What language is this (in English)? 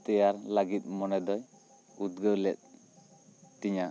Santali